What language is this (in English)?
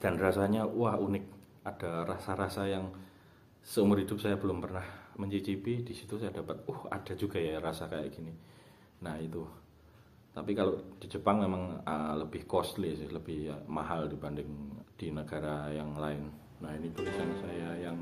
Indonesian